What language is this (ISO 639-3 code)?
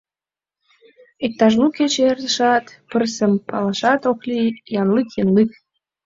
chm